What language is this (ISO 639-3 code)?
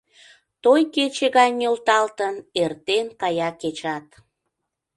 chm